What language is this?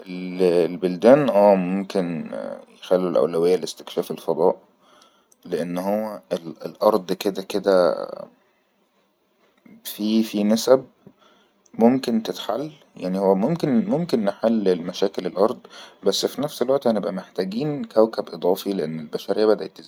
Egyptian Arabic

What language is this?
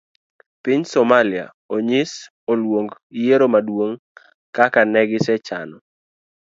Luo (Kenya and Tanzania)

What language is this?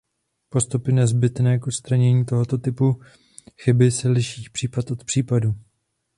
Czech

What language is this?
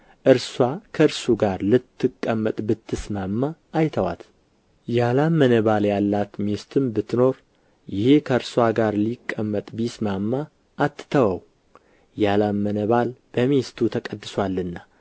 Amharic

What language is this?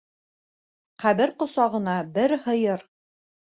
Bashkir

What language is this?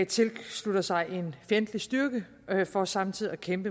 Danish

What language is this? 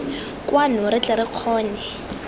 Tswana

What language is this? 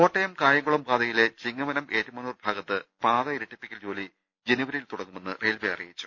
Malayalam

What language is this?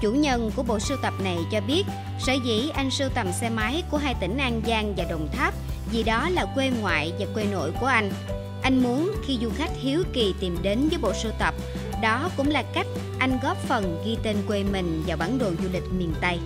Vietnamese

